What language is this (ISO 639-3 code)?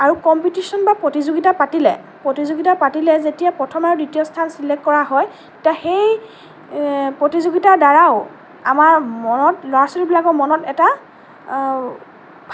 asm